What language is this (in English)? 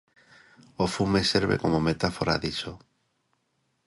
Galician